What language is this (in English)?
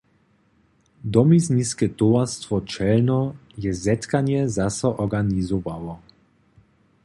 Upper Sorbian